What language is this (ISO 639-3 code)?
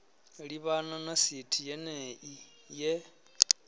ven